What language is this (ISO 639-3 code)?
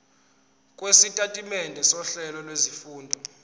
zul